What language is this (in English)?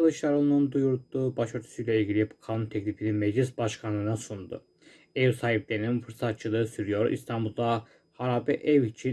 Turkish